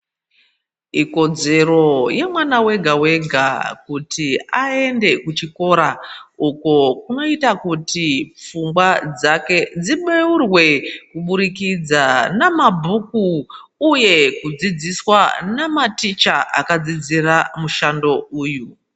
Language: Ndau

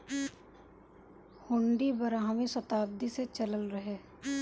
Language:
Bhojpuri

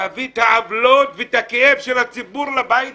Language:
Hebrew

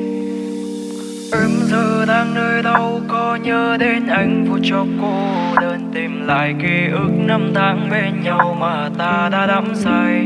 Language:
Vietnamese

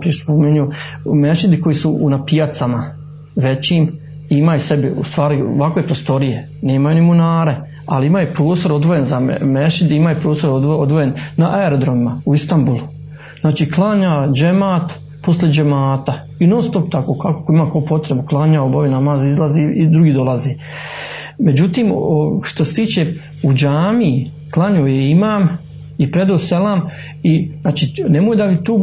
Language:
Croatian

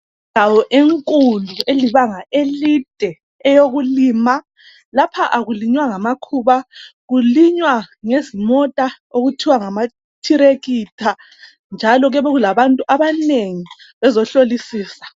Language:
North Ndebele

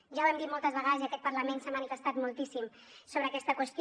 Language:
Catalan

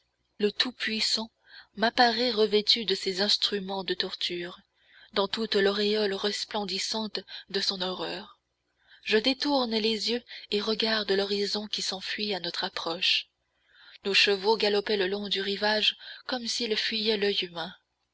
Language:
French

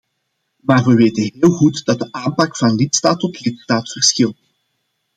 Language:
Dutch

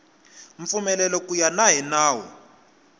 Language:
Tsonga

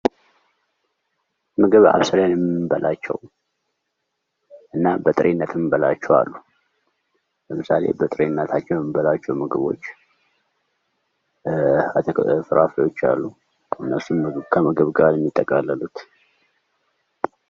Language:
Amharic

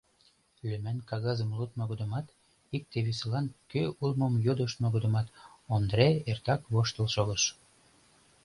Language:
Mari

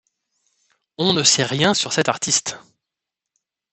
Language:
French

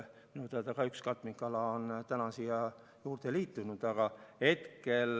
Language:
Estonian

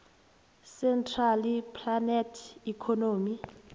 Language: South Ndebele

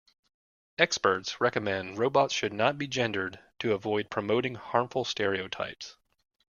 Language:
English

